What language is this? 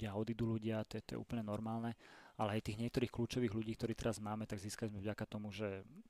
Slovak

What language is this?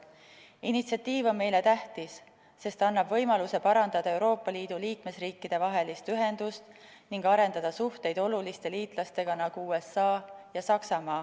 Estonian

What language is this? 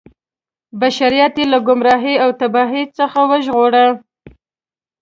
Pashto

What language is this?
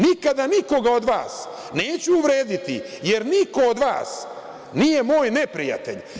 Serbian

